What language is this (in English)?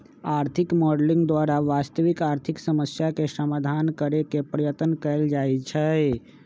Magahi